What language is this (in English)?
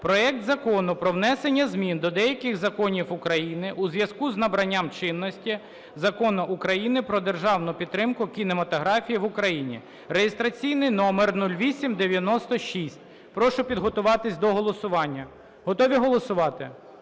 Ukrainian